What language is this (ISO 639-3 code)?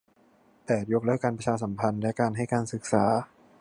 tha